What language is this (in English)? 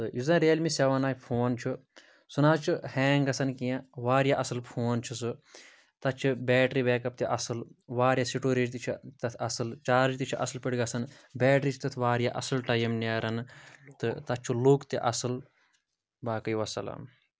Kashmiri